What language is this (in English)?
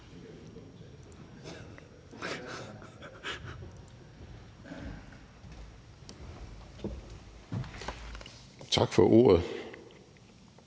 Danish